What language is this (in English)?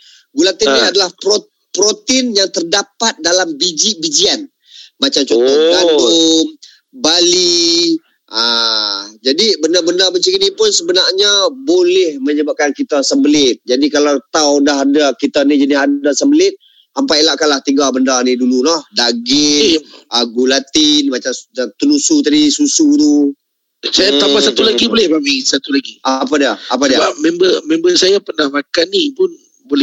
Malay